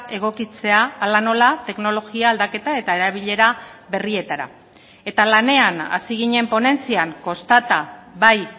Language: Basque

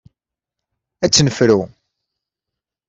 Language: Kabyle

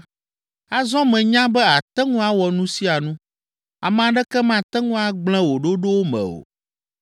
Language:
Ewe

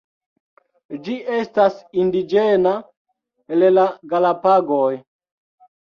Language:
Esperanto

